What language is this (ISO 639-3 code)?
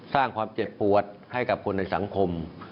tha